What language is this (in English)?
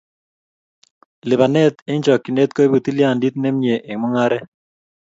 Kalenjin